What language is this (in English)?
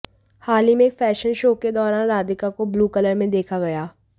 Hindi